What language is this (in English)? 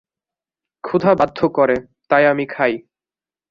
Bangla